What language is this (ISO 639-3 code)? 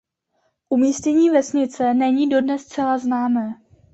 ces